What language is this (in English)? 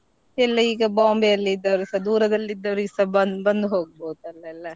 Kannada